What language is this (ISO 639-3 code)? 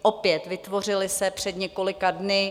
ces